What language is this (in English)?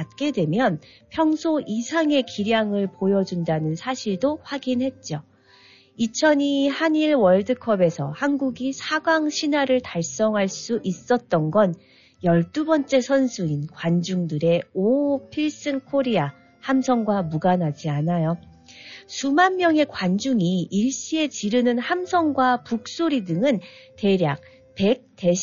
Korean